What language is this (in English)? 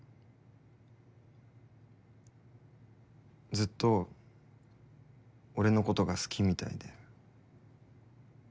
Japanese